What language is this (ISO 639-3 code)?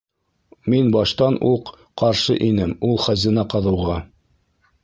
bak